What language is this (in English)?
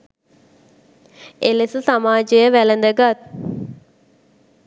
Sinhala